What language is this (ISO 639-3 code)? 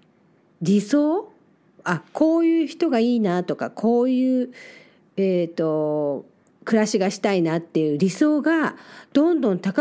jpn